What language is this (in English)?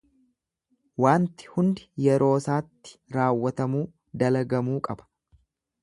Oromo